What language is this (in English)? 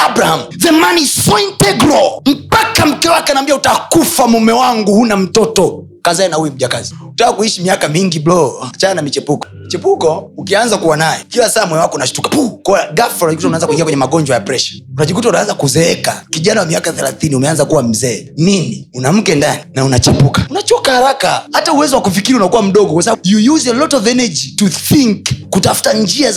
Swahili